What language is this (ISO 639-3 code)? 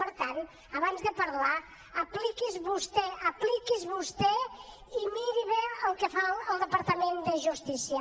cat